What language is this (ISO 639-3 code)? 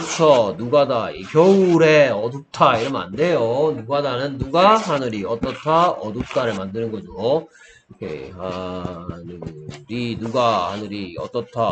kor